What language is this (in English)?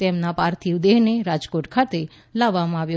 Gujarati